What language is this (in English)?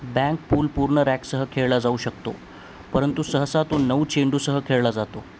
Marathi